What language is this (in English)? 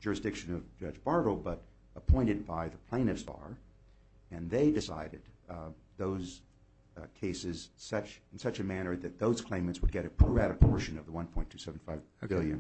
English